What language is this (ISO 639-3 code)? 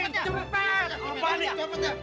ind